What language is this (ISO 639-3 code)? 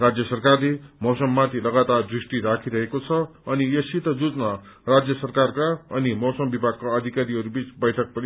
nep